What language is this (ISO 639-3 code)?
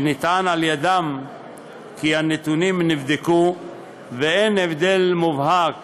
heb